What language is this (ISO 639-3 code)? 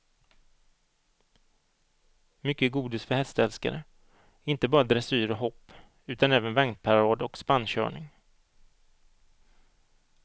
swe